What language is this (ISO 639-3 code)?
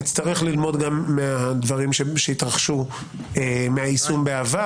heb